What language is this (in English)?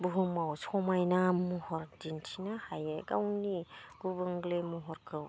Bodo